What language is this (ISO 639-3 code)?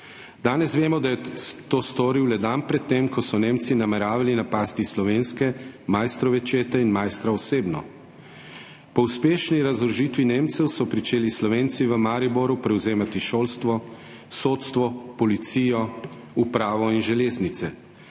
slv